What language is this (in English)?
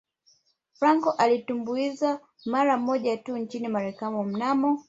Swahili